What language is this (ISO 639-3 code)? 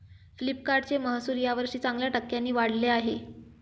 mar